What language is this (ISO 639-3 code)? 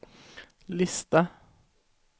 swe